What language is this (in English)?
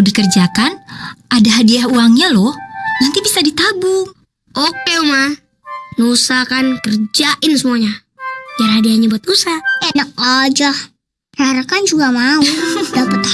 Indonesian